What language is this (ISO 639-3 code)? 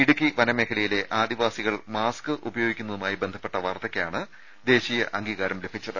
mal